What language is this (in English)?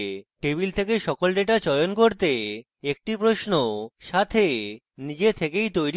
Bangla